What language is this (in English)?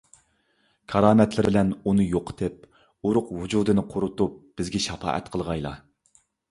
Uyghur